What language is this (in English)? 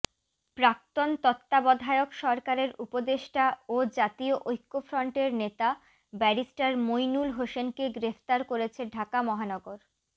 Bangla